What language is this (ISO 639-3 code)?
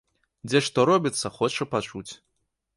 bel